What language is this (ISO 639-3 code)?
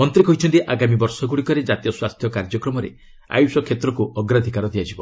ori